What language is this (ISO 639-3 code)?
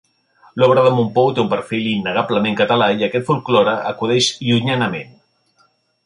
cat